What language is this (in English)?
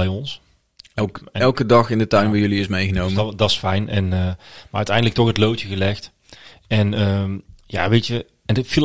Dutch